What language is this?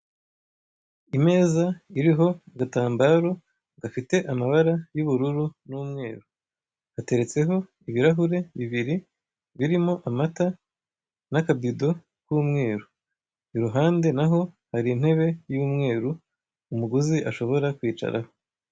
Kinyarwanda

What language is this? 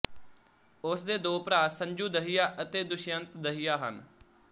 Punjabi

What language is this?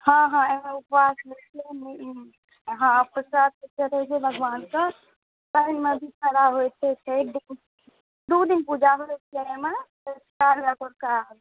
Maithili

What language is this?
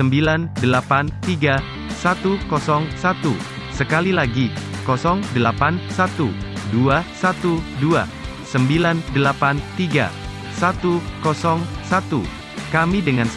Indonesian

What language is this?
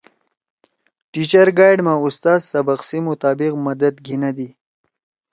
Torwali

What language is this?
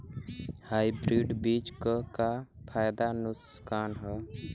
Bhojpuri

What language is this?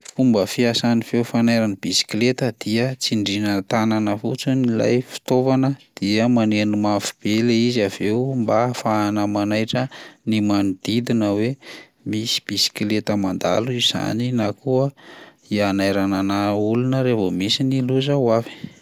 Malagasy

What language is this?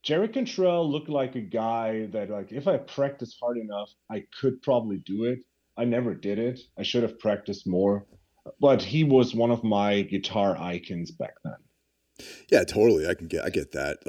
English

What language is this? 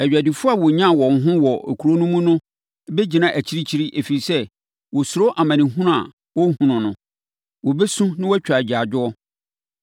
Akan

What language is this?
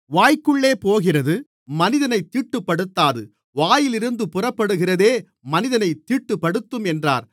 Tamil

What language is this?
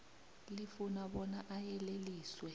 South Ndebele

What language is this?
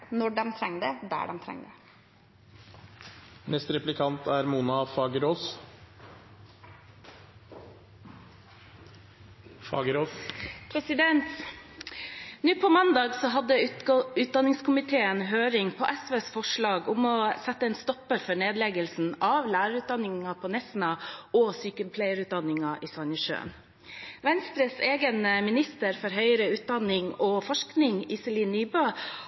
Norwegian Bokmål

